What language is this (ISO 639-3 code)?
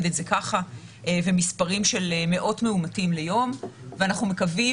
heb